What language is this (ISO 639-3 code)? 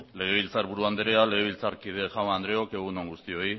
eus